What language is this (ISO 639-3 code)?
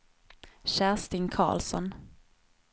swe